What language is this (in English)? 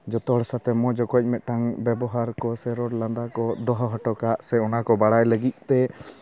Santali